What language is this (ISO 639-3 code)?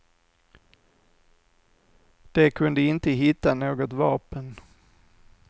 swe